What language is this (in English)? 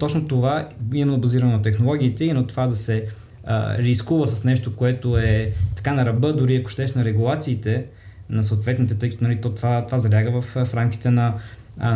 Bulgarian